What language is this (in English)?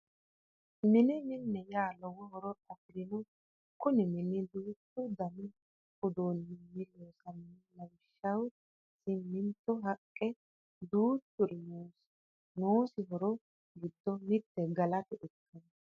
Sidamo